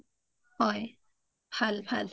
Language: Assamese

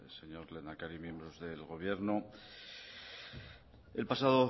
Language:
Spanish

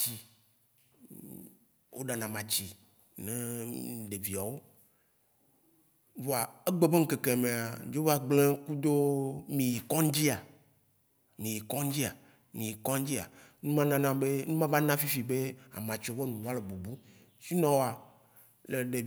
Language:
Waci Gbe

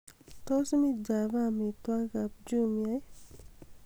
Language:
Kalenjin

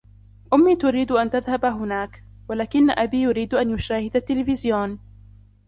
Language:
Arabic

